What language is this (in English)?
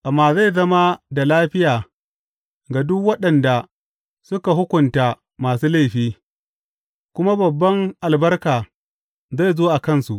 Hausa